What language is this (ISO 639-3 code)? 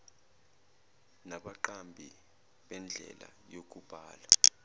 zul